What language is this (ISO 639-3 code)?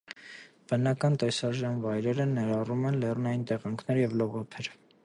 hye